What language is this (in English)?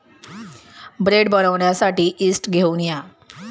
Marathi